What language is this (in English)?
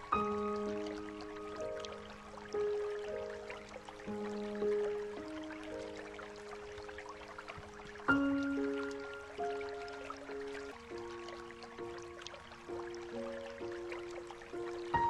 Turkish